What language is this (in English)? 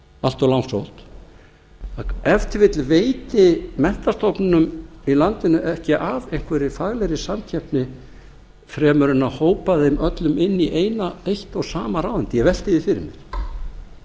Icelandic